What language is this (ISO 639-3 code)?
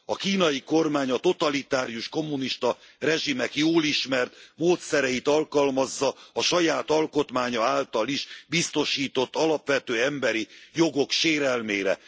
hun